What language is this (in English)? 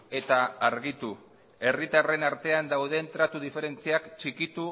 Basque